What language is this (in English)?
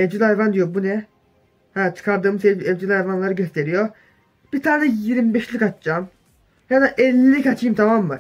Turkish